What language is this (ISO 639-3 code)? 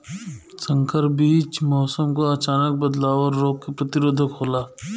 bho